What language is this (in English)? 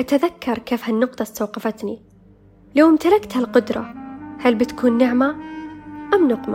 Arabic